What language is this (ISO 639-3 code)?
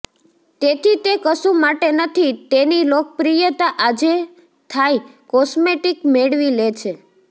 guj